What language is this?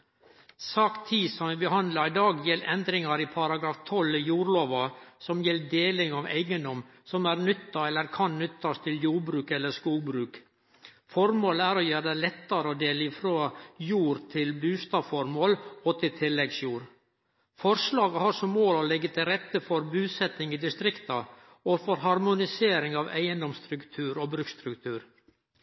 Norwegian Nynorsk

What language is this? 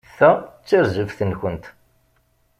Kabyle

